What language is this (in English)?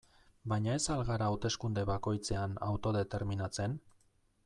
Basque